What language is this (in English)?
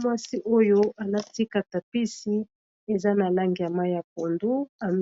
Lingala